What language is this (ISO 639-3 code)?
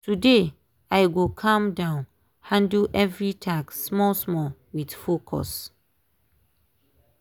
pcm